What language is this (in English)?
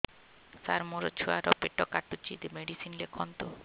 Odia